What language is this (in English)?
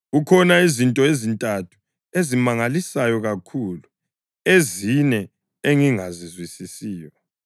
North Ndebele